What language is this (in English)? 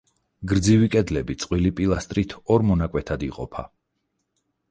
Georgian